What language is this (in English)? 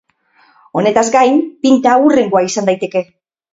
Basque